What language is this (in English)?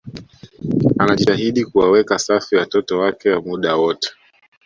Swahili